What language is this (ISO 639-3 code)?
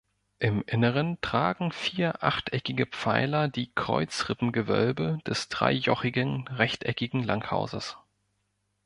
deu